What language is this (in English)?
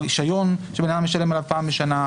Hebrew